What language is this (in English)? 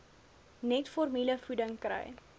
Afrikaans